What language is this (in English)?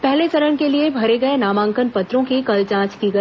Hindi